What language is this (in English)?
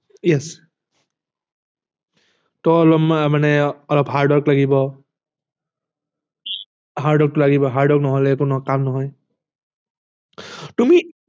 Assamese